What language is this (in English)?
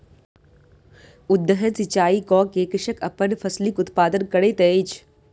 Maithili